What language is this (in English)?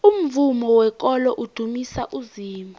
South Ndebele